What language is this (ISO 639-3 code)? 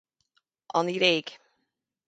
gle